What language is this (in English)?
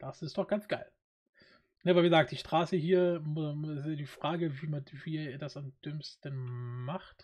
German